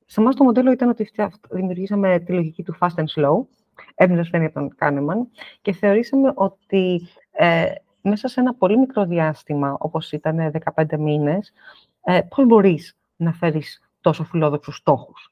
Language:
Greek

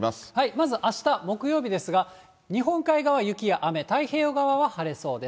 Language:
Japanese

